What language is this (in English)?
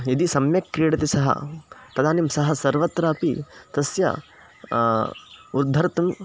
Sanskrit